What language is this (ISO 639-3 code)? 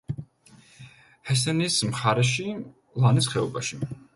kat